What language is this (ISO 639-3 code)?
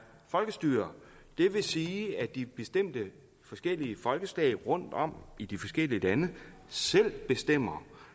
dan